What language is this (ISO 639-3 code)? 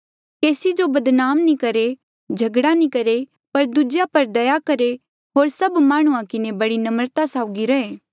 mjl